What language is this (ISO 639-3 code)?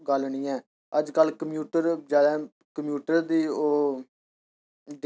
doi